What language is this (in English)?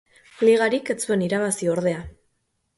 Basque